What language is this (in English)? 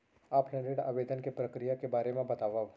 Chhattisgarhi